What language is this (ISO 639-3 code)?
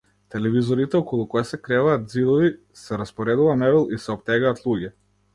mkd